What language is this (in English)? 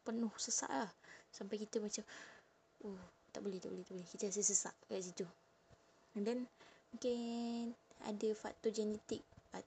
Malay